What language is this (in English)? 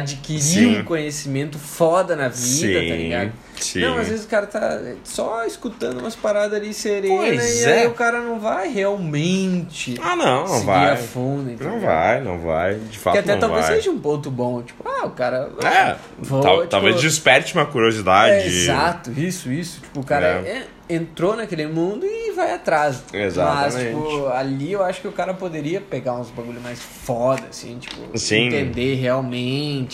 Portuguese